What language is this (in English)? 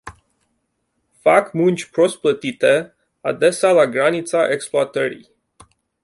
Romanian